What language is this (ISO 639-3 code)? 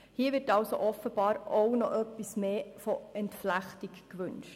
gsw